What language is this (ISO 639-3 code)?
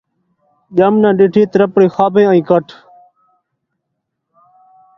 skr